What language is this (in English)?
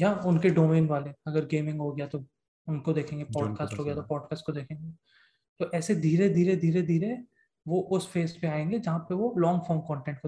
Hindi